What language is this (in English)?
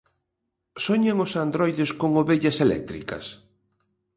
Galician